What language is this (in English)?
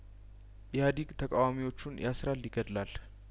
Amharic